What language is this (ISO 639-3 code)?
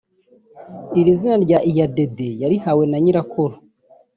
kin